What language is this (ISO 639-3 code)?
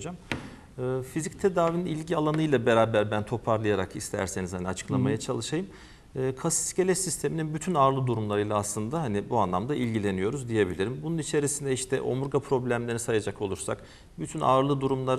tur